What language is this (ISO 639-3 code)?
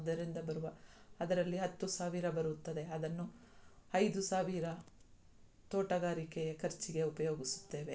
kan